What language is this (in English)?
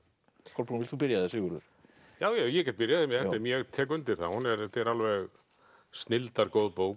Icelandic